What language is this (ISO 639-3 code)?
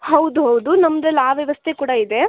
kan